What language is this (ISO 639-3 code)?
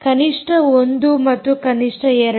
kan